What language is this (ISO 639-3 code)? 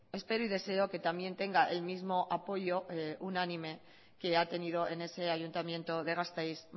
spa